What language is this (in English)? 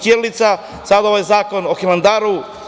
Serbian